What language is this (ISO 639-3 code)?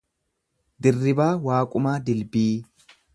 orm